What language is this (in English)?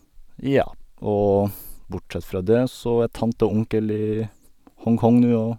Norwegian